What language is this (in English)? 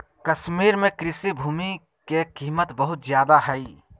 Magahi